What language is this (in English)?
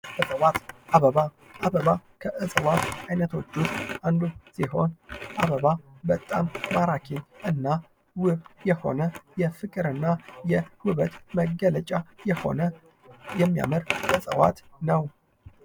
Amharic